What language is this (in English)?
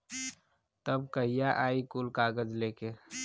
Bhojpuri